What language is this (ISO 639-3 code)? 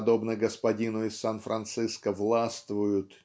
rus